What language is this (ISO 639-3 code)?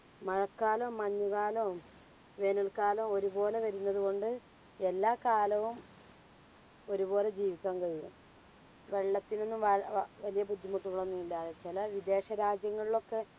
mal